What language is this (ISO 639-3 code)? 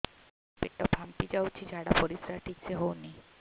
ori